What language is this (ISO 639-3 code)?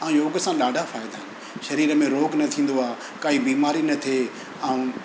snd